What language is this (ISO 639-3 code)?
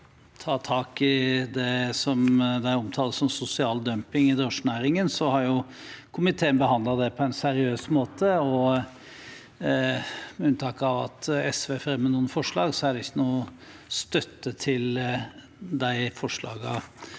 nor